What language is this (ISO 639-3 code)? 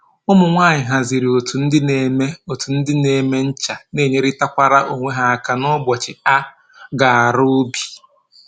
ibo